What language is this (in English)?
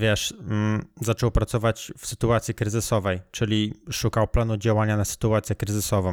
Polish